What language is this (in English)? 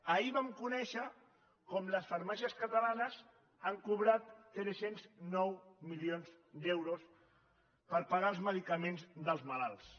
Catalan